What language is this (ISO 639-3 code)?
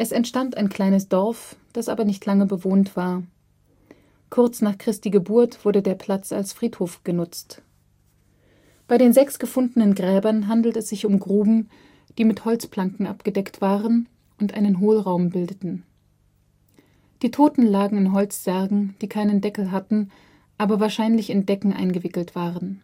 deu